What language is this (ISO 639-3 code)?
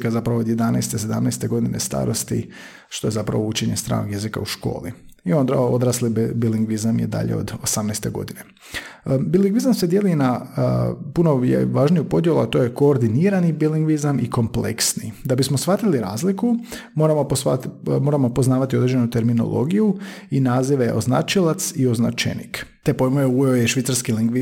hrv